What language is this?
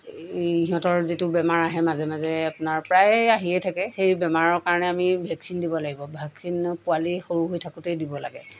Assamese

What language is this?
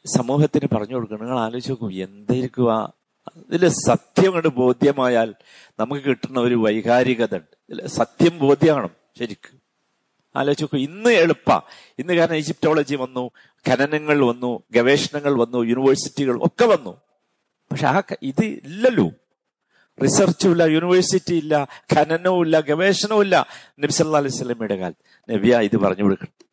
Malayalam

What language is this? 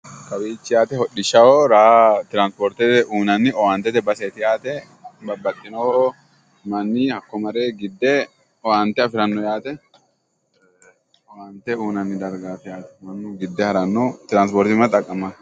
Sidamo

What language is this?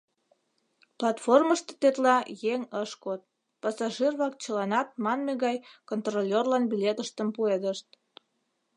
Mari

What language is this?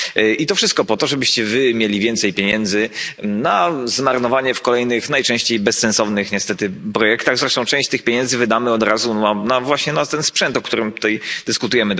Polish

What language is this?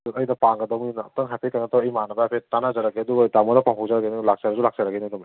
Manipuri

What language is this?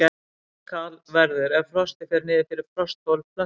Icelandic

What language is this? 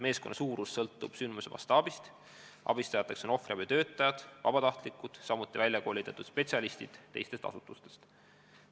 Estonian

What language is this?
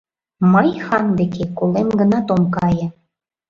Mari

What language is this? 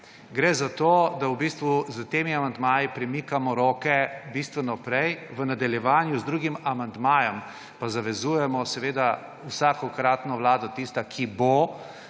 Slovenian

